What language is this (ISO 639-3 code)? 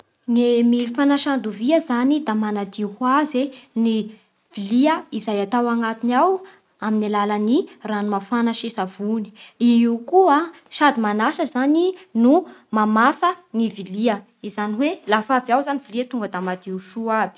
bhr